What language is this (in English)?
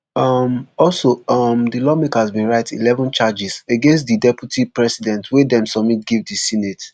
Nigerian Pidgin